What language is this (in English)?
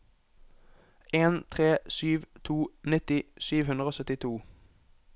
Norwegian